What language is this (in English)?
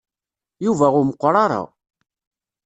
Kabyle